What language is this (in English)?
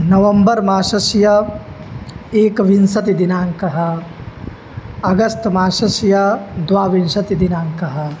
Sanskrit